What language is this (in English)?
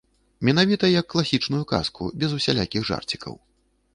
Belarusian